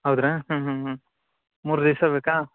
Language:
Kannada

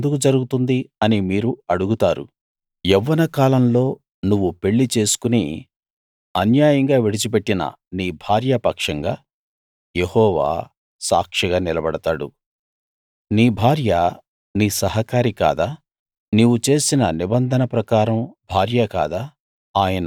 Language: Telugu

